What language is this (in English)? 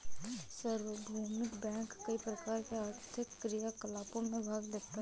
Hindi